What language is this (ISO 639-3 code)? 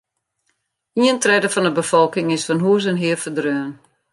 fry